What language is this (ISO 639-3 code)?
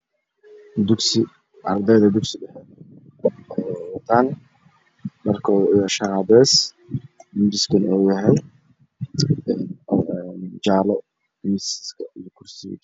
som